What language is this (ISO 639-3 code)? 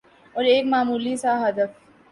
urd